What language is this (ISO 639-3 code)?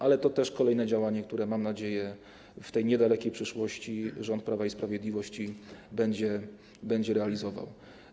pol